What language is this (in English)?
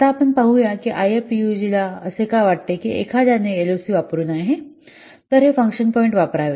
Marathi